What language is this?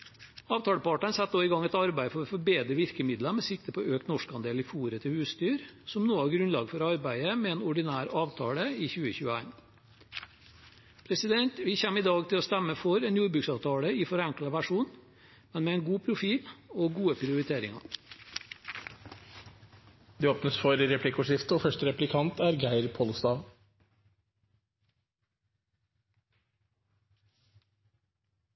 Norwegian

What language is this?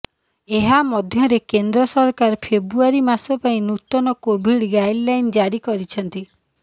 Odia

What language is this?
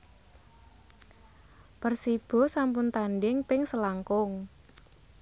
Javanese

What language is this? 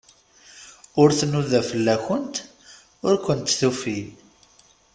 Kabyle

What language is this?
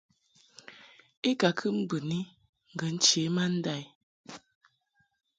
Mungaka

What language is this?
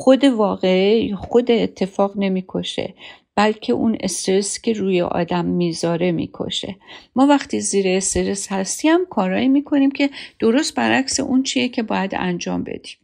Persian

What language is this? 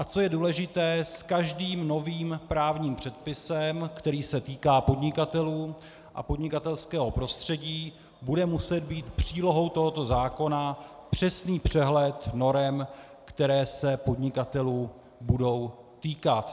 Czech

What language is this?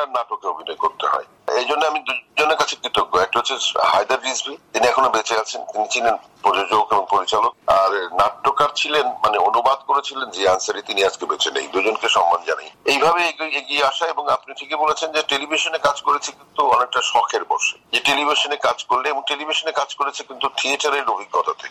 Bangla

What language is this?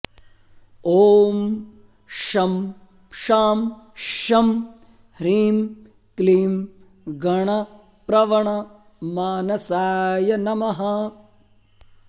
Sanskrit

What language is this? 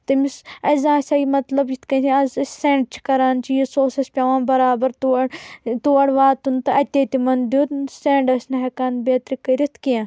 Kashmiri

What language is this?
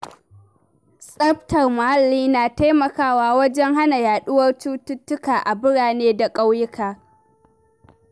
Hausa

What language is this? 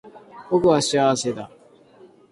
Japanese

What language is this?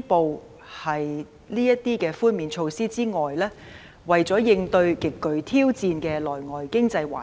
Cantonese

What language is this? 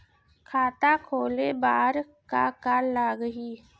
Chhattisgarhi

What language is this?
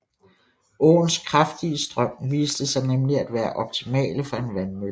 Danish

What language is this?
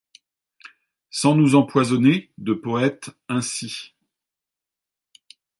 French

